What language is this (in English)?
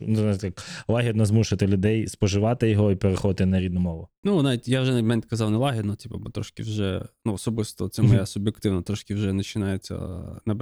Ukrainian